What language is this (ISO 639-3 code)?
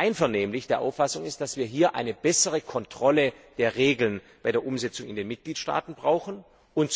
deu